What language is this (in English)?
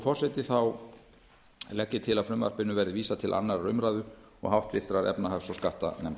Icelandic